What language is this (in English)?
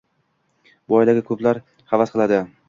Uzbek